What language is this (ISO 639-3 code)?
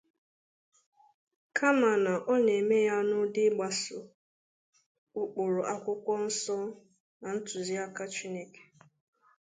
ibo